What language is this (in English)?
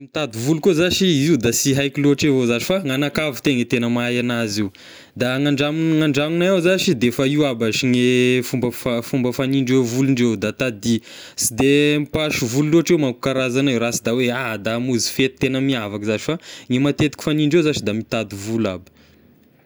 Tesaka Malagasy